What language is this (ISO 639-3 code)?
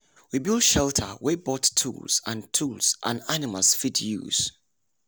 pcm